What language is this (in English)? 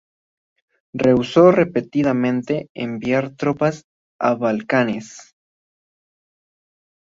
Spanish